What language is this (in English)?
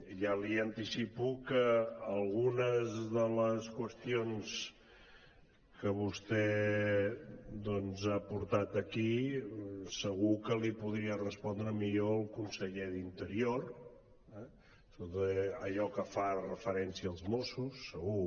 Catalan